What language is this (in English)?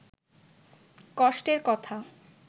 Bangla